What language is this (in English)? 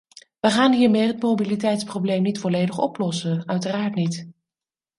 Dutch